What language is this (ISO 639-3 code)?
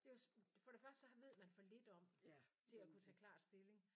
dan